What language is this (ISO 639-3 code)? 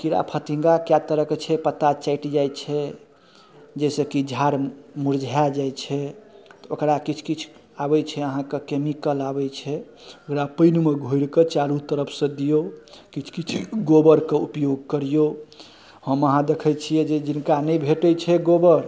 mai